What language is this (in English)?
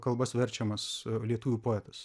Lithuanian